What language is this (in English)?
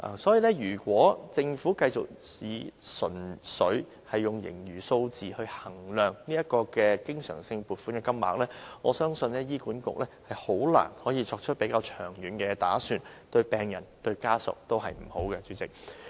Cantonese